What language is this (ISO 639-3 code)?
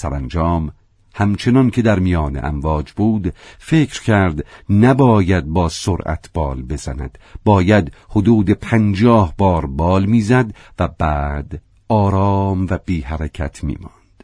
fas